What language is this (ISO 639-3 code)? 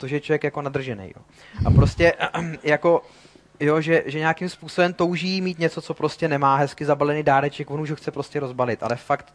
ces